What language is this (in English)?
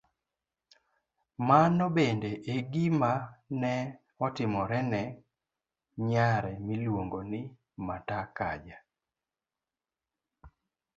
Luo (Kenya and Tanzania)